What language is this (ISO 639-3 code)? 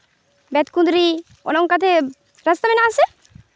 sat